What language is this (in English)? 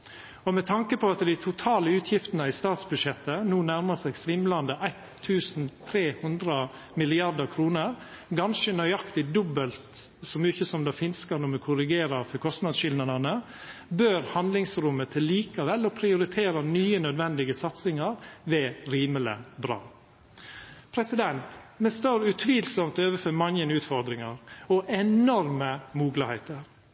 Norwegian Nynorsk